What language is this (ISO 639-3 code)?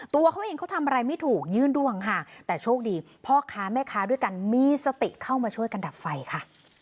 tha